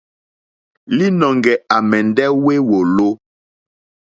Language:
Mokpwe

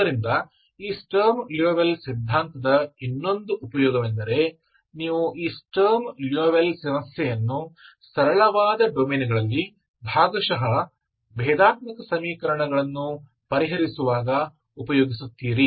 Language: Kannada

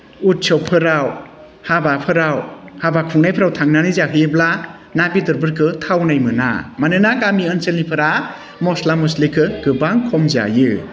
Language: Bodo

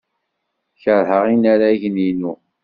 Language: Kabyle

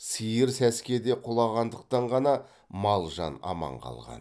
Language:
Kazakh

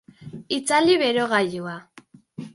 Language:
Basque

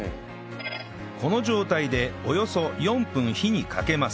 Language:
Japanese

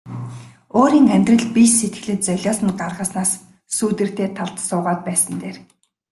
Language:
Mongolian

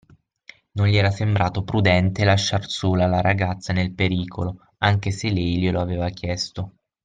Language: Italian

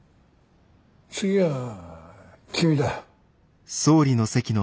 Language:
Japanese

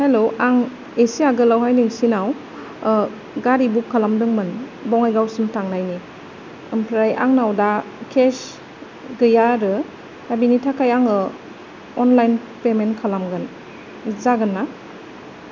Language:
Bodo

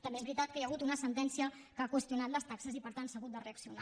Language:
Catalan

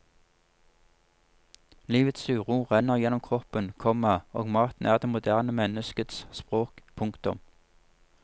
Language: Norwegian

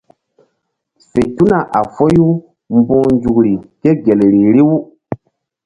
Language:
Mbum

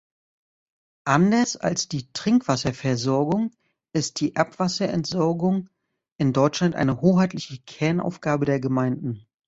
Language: German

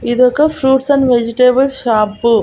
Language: Telugu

